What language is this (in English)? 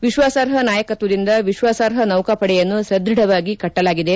Kannada